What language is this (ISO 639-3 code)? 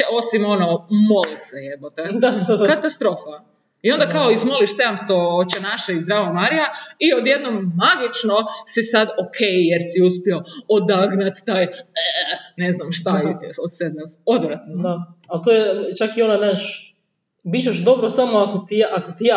hrv